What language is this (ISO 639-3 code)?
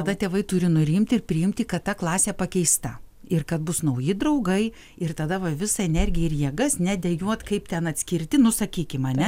lit